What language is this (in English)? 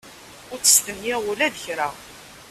Kabyle